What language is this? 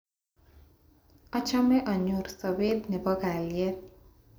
Kalenjin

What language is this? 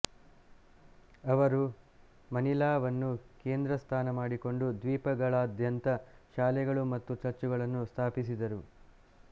Kannada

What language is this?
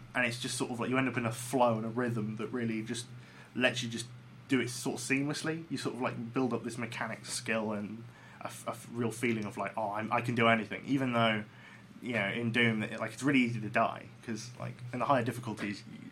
English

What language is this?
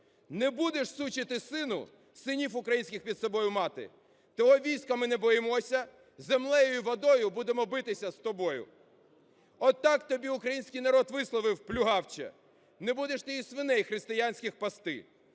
Ukrainian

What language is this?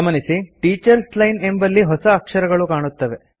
Kannada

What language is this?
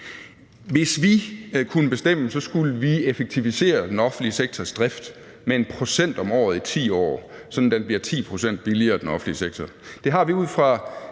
Danish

